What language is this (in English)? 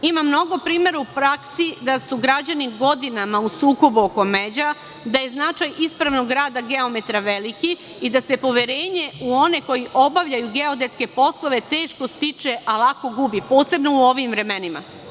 Serbian